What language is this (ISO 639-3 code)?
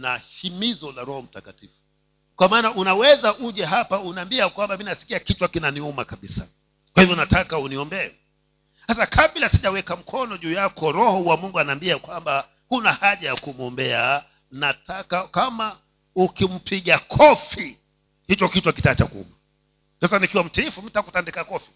swa